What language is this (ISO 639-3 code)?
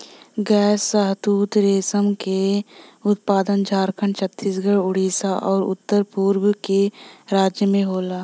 bho